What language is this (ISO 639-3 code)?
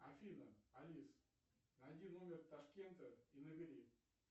rus